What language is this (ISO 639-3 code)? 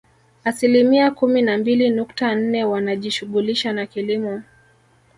swa